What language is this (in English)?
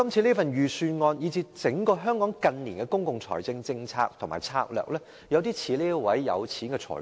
Cantonese